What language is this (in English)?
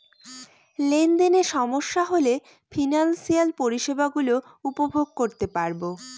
Bangla